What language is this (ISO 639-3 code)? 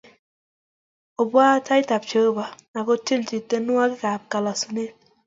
kln